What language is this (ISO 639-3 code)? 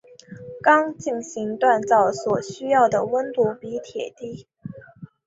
zho